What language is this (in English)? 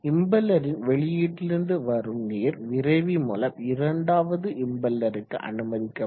Tamil